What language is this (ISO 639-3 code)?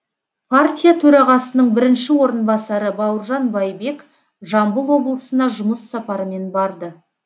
kaz